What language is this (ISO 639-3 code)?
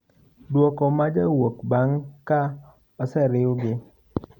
luo